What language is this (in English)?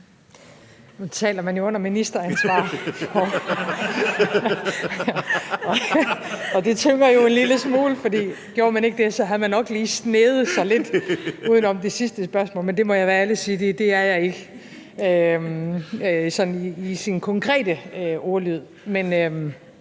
Danish